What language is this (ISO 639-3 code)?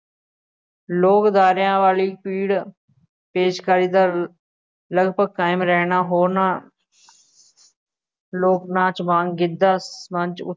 pan